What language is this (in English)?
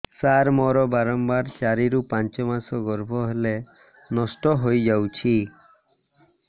Odia